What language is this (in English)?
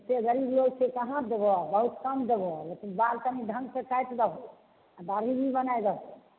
Maithili